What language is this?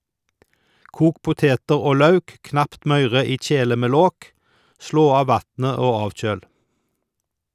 Norwegian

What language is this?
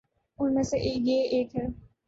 Urdu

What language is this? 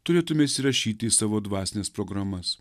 Lithuanian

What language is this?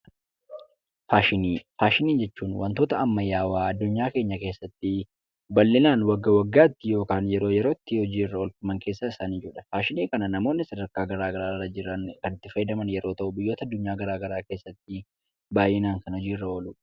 Oromo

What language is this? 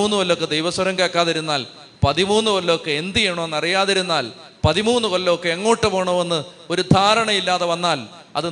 Malayalam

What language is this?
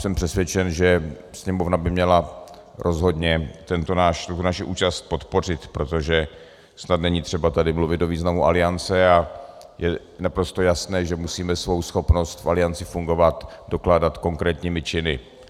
Czech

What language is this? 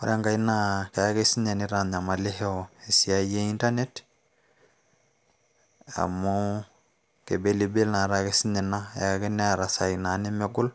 Masai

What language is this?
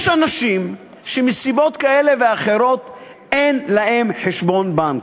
Hebrew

